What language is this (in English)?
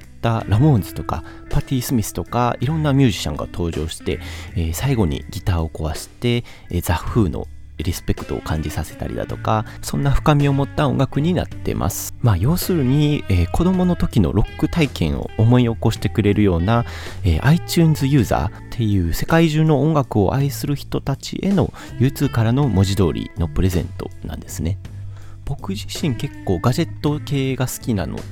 Japanese